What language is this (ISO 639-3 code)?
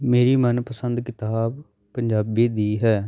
pan